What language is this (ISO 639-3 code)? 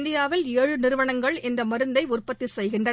tam